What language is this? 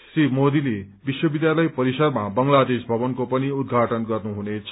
Nepali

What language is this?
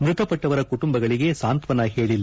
Kannada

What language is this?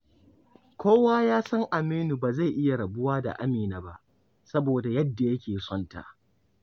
Hausa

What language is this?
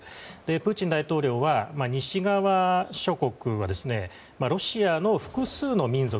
Japanese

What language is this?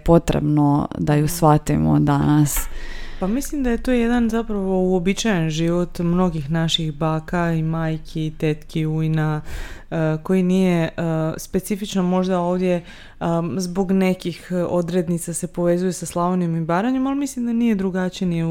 Croatian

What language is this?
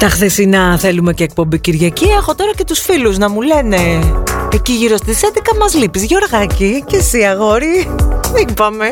Greek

